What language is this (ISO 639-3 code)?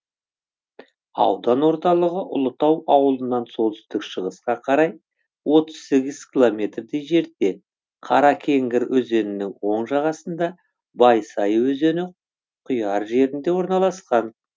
kaz